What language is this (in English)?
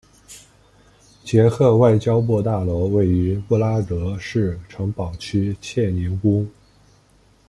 Chinese